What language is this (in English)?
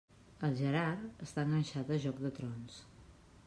Catalan